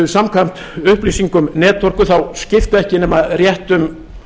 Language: Icelandic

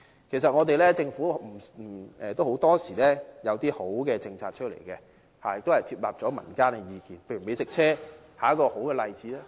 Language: Cantonese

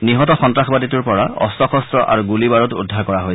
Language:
Assamese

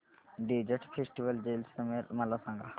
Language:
Marathi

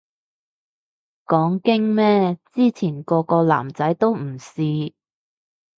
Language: Cantonese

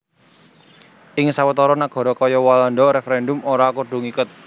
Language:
Javanese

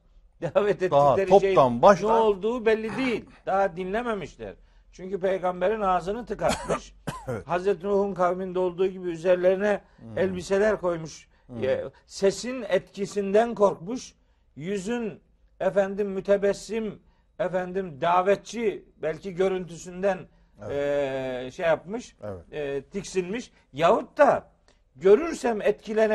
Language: Turkish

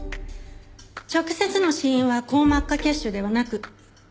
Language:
Japanese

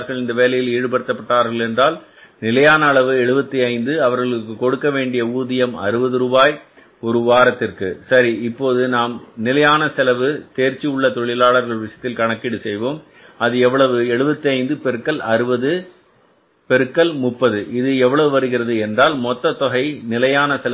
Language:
Tamil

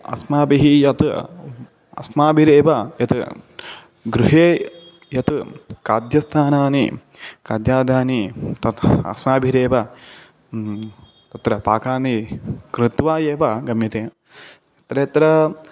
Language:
Sanskrit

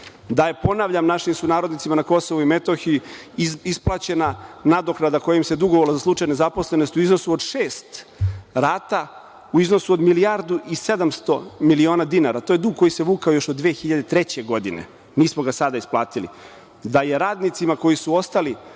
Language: Serbian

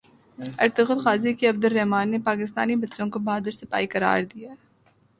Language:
Urdu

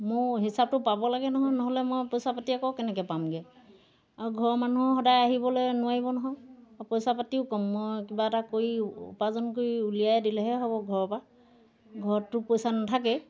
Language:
Assamese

